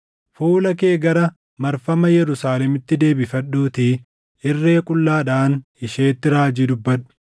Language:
Oromo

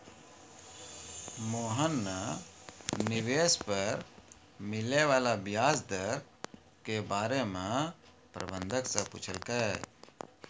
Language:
Maithili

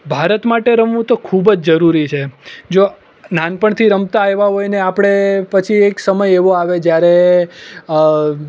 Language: Gujarati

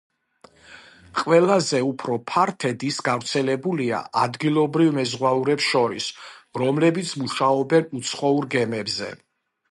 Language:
Georgian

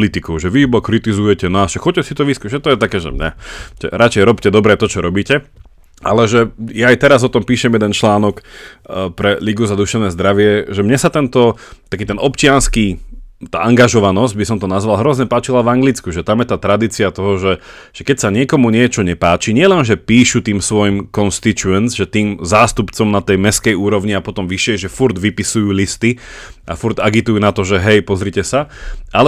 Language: Slovak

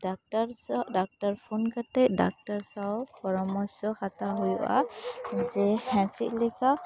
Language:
Santali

